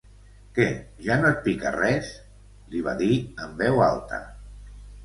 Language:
Catalan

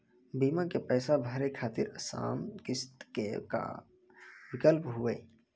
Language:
Maithili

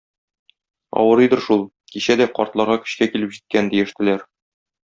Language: Tatar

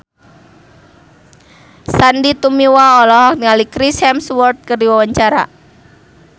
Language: Sundanese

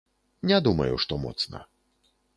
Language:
Belarusian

